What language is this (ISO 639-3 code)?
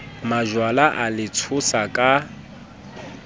sot